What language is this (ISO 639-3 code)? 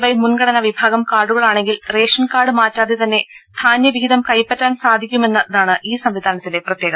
mal